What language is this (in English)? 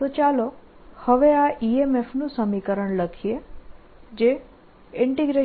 Gujarati